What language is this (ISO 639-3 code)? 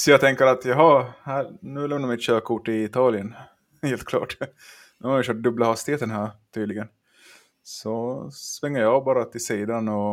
swe